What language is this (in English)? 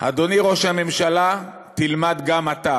Hebrew